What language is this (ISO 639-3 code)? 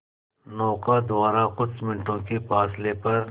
hin